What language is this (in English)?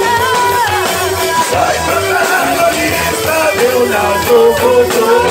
Greek